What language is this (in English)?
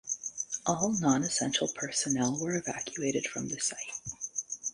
English